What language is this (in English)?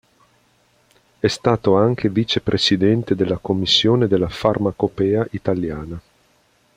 Italian